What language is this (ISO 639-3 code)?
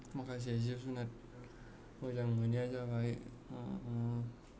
brx